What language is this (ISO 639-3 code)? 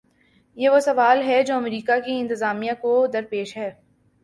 urd